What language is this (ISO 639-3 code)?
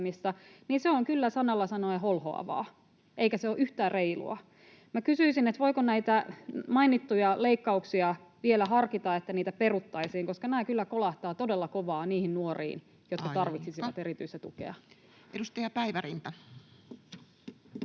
fin